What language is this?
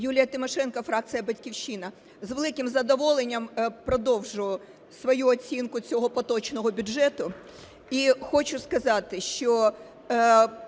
Ukrainian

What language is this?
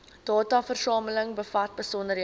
Afrikaans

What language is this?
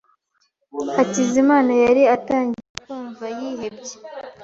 Kinyarwanda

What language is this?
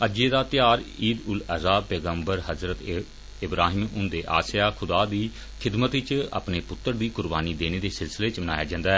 Dogri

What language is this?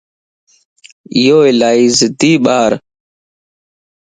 Lasi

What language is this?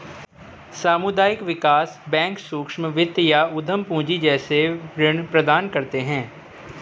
Hindi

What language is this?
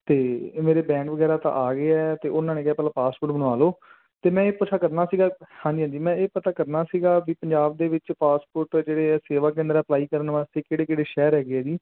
Punjabi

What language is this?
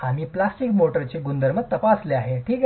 Marathi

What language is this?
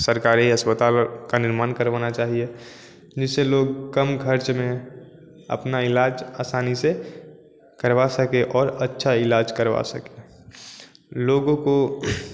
Hindi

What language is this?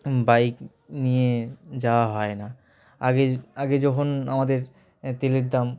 Bangla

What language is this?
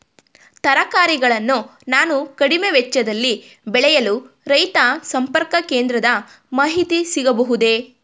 Kannada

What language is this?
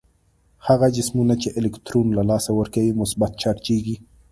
Pashto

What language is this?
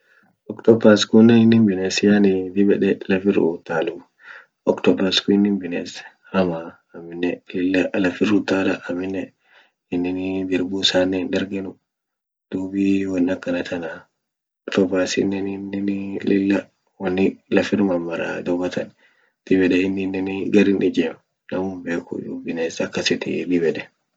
Orma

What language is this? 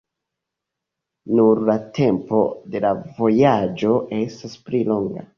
Esperanto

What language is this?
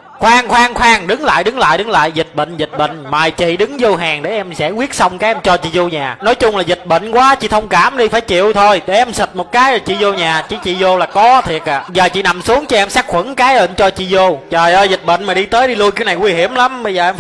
Vietnamese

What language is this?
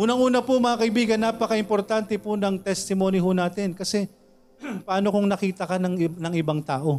Filipino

